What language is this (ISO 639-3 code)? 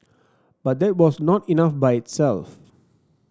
eng